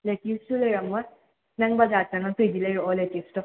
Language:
Manipuri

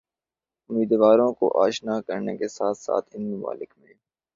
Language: Urdu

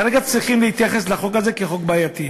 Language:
Hebrew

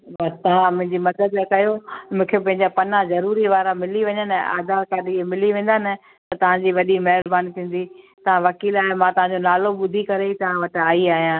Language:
Sindhi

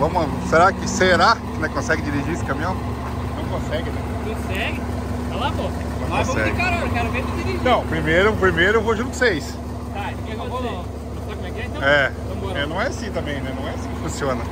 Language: Portuguese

